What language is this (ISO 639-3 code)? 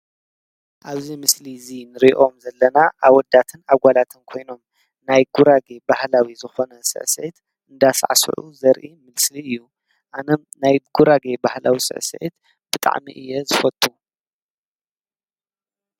tir